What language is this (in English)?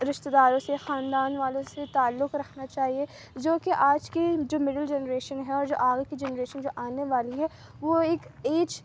Urdu